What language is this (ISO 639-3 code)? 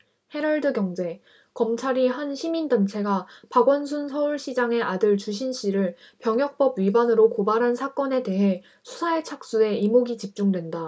kor